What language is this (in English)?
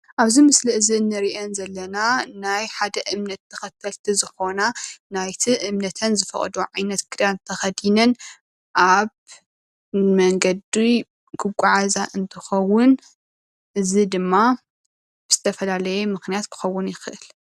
Tigrinya